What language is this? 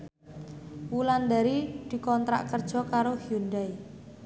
Javanese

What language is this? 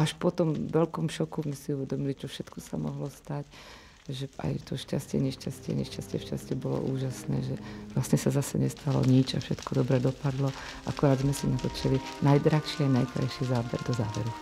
Czech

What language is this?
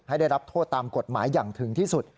Thai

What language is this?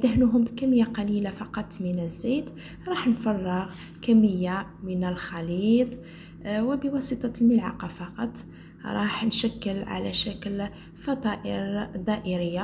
Arabic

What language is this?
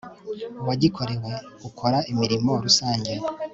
Kinyarwanda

